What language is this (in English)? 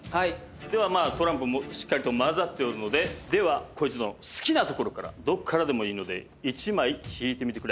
Japanese